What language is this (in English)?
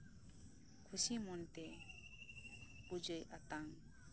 Santali